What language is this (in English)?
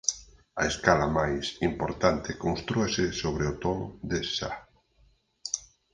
Galician